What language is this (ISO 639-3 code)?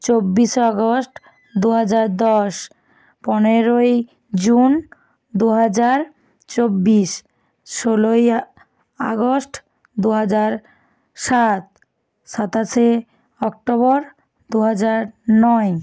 ben